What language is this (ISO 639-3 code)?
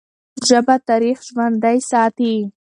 pus